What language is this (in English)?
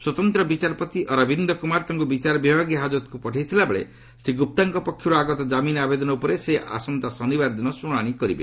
Odia